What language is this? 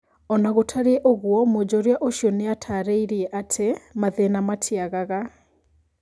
Kikuyu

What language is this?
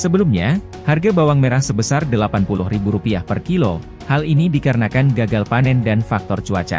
Indonesian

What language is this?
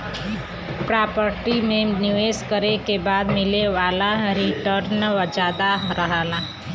Bhojpuri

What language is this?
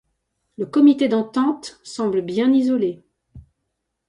French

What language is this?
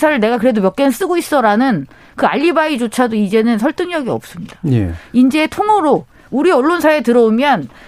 Korean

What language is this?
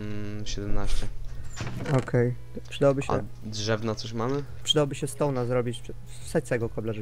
Polish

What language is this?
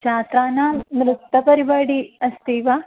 Sanskrit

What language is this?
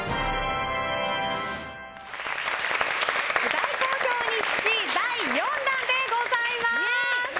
Japanese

